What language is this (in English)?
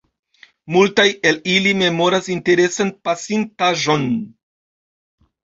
Esperanto